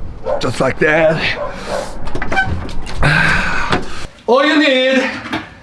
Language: Korean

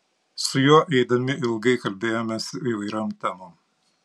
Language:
Lithuanian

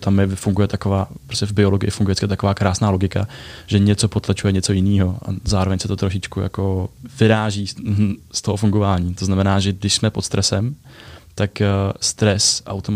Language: Czech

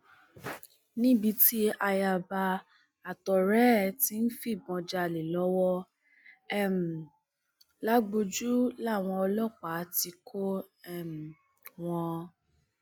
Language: Yoruba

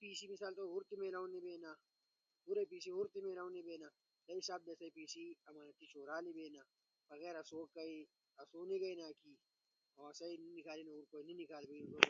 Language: Ushojo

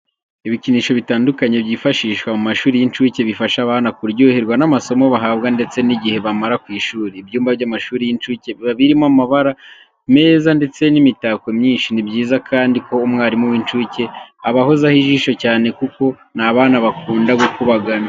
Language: Kinyarwanda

